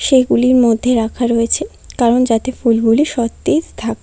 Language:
Bangla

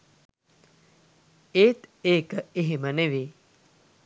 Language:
Sinhala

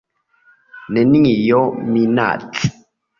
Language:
Esperanto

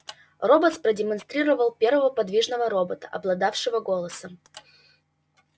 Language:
Russian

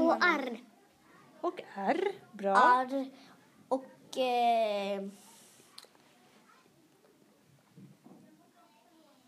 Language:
Swedish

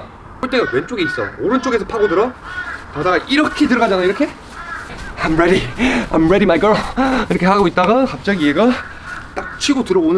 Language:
Korean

